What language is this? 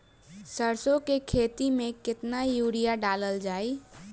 Bhojpuri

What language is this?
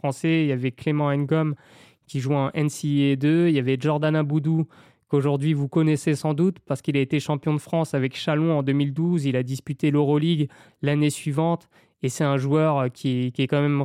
French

